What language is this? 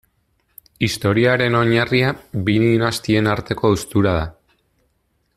Basque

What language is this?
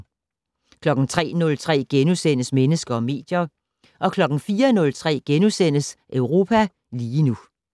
Danish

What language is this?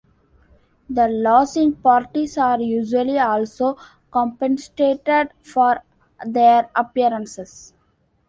English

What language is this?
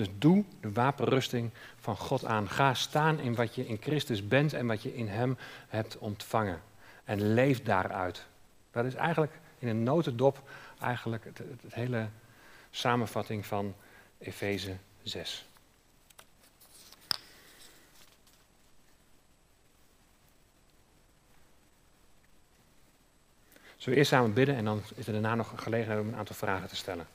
Dutch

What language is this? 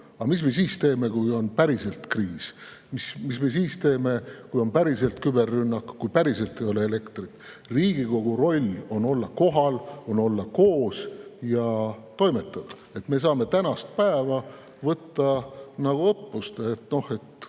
Estonian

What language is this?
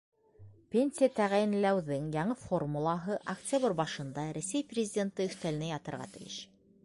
Bashkir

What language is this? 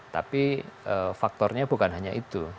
Indonesian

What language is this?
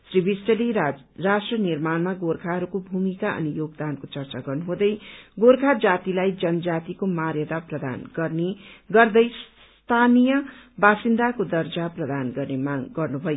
Nepali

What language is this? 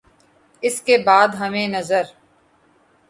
Urdu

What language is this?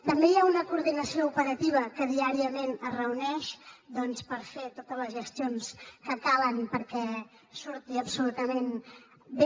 Catalan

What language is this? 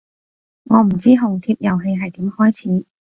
Cantonese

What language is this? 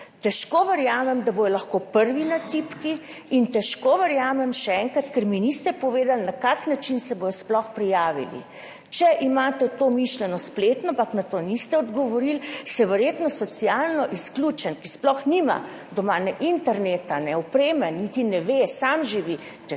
Slovenian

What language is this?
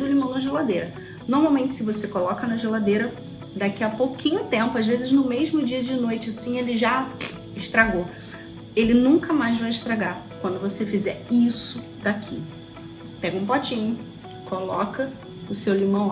Portuguese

